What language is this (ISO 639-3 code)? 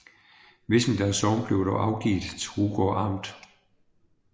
dan